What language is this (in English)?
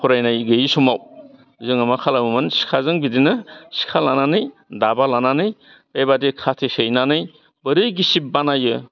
Bodo